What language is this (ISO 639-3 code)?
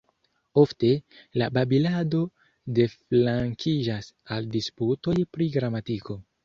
epo